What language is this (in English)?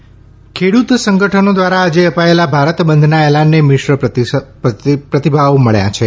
Gujarati